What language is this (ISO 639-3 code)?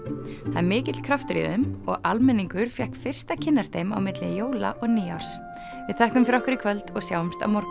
isl